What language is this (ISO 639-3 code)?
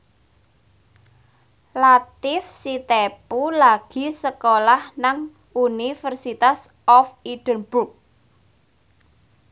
jav